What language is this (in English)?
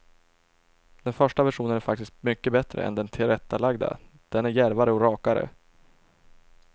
Swedish